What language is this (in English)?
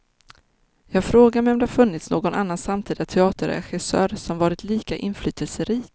Swedish